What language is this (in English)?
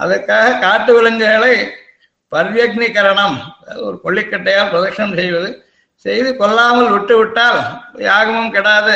Tamil